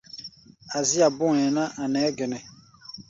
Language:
Gbaya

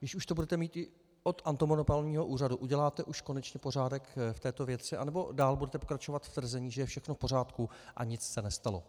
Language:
Czech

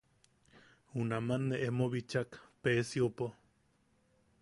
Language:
Yaqui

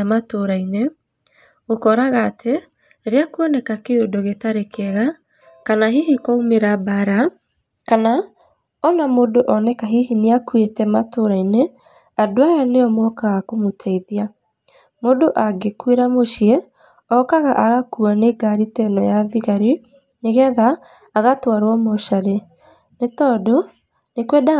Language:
Kikuyu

